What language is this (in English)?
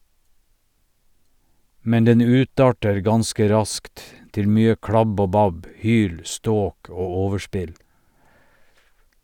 Norwegian